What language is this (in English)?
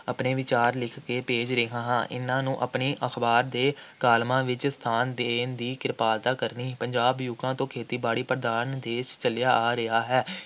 Punjabi